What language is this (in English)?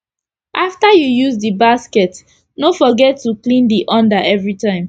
Nigerian Pidgin